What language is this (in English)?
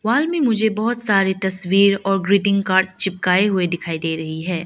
Hindi